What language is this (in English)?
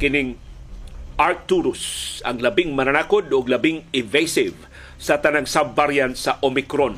Filipino